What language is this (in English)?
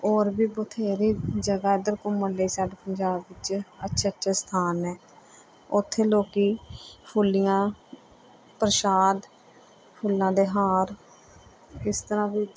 Punjabi